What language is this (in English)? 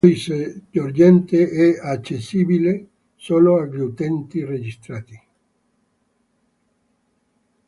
Italian